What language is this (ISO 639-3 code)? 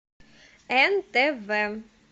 rus